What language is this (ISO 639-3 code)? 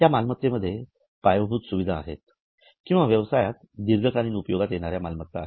mar